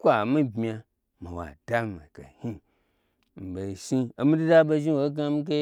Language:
Gbagyi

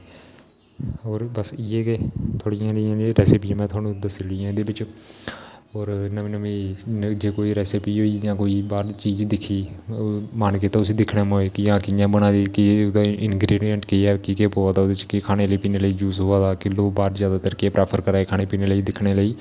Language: Dogri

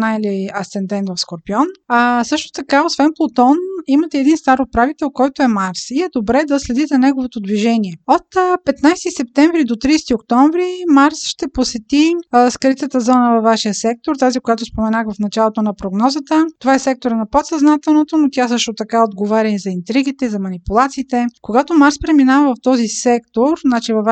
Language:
Bulgarian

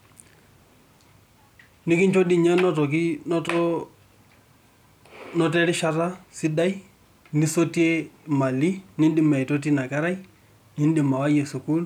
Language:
Masai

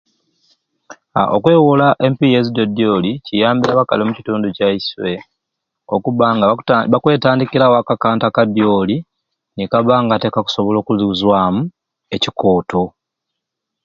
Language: Ruuli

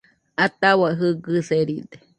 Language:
Nüpode Huitoto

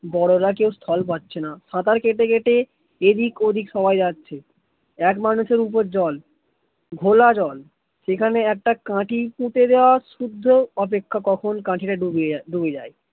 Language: Bangla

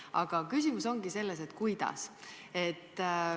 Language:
Estonian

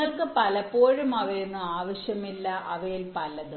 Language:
Malayalam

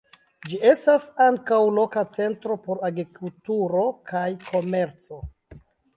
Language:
Esperanto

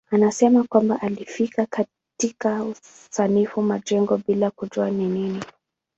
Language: Swahili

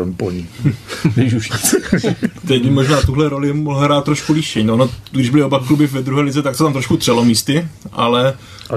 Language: Czech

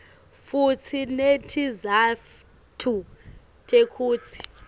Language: Swati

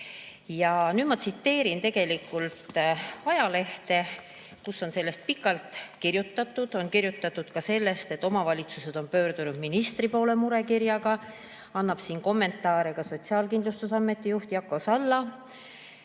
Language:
Estonian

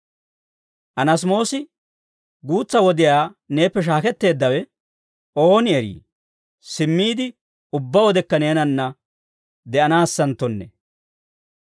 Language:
Dawro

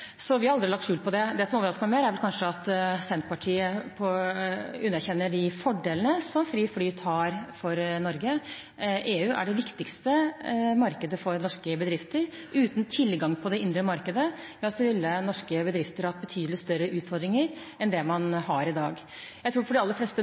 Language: Norwegian Bokmål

